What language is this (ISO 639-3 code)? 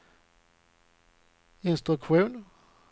swe